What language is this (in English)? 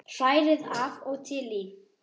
Icelandic